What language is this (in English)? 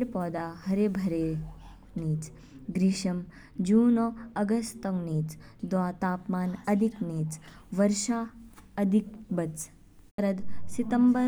Kinnauri